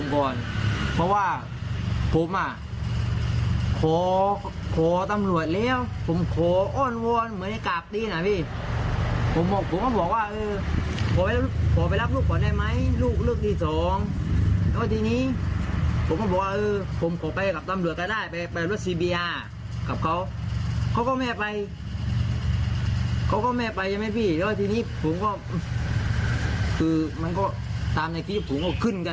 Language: Thai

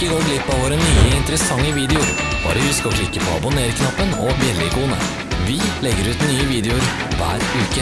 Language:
Norwegian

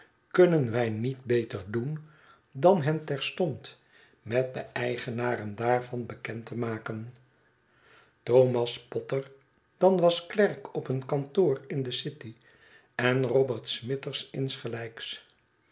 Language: Dutch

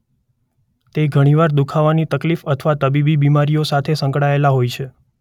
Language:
Gujarati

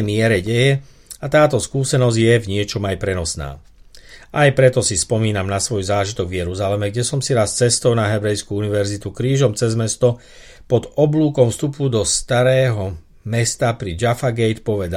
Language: Slovak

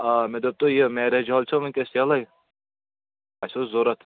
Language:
Kashmiri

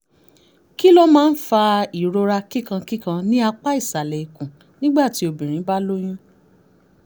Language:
Yoruba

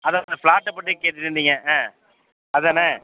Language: Tamil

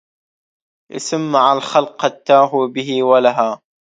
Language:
Arabic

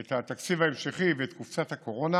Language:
Hebrew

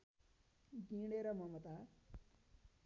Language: Nepali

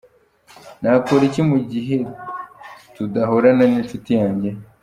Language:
Kinyarwanda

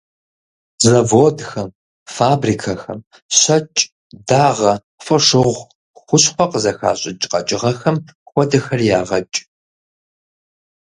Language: Kabardian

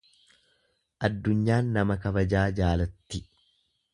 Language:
Oromo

